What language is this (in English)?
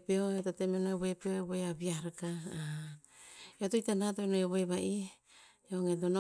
Tinputz